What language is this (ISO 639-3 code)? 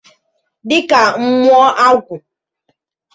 ibo